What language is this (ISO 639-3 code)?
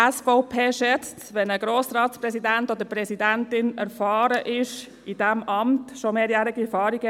gsw